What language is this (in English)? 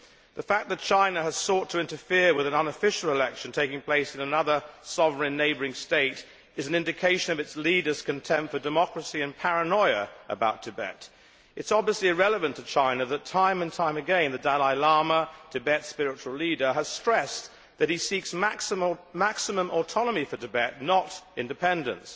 English